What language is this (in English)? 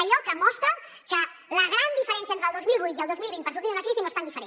Catalan